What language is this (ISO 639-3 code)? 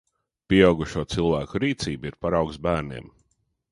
lav